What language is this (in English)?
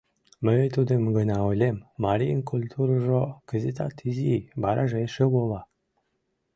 Mari